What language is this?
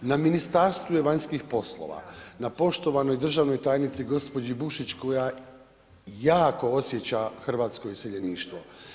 Croatian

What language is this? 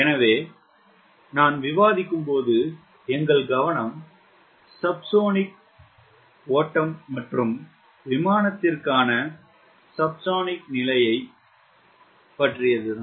Tamil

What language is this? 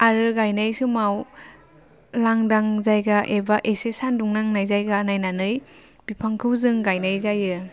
Bodo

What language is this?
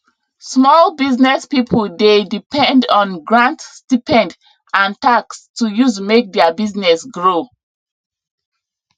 Nigerian Pidgin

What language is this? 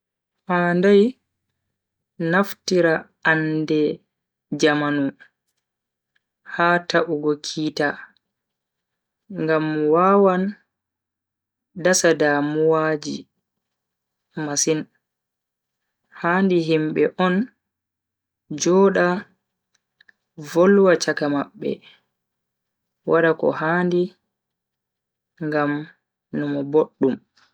Bagirmi Fulfulde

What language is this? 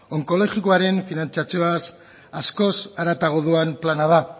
Basque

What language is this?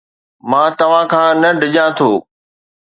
Sindhi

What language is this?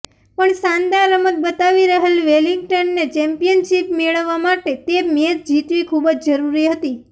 Gujarati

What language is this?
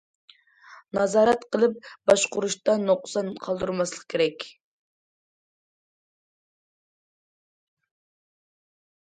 Uyghur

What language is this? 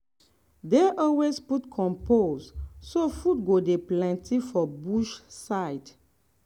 Nigerian Pidgin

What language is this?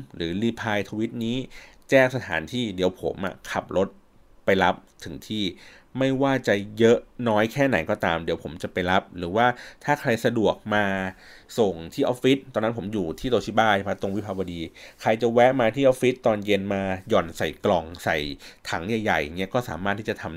Thai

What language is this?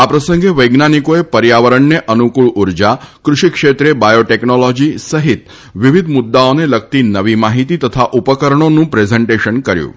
Gujarati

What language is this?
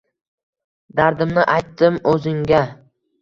Uzbek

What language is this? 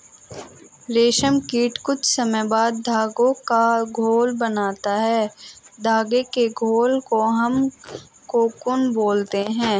Hindi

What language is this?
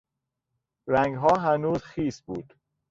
Persian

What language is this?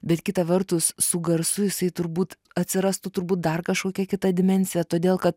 Lithuanian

